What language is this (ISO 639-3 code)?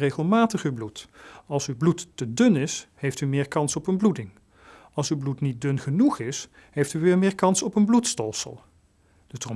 nld